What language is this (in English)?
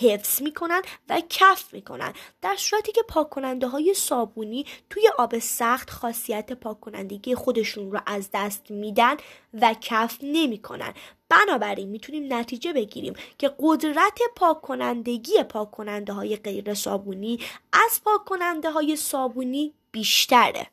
Persian